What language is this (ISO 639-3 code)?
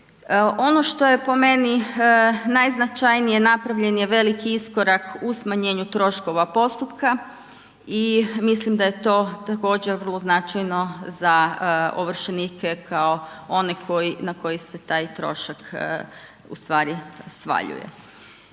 hrv